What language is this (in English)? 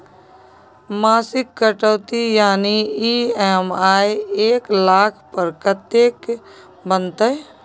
Maithili